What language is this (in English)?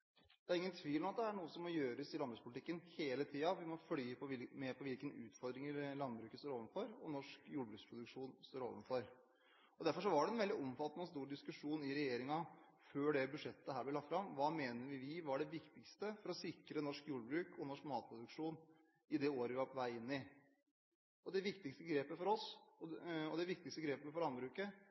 Norwegian Bokmål